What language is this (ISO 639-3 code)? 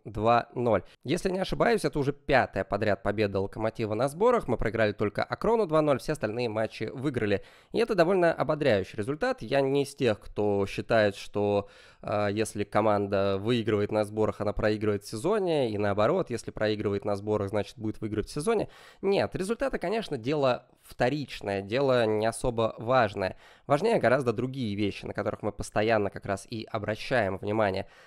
rus